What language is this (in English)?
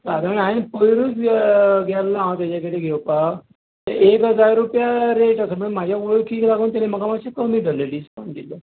Konkani